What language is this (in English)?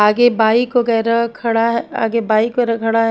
Hindi